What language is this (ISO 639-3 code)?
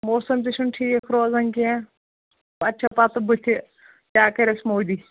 kas